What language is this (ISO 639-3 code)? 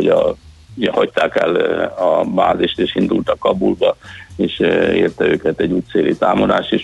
hun